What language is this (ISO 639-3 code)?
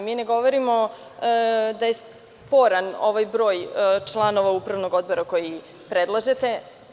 srp